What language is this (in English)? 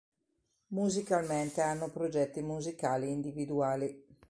Italian